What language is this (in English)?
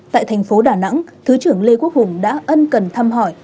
Vietnamese